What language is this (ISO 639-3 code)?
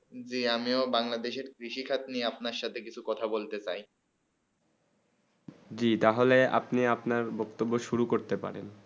ben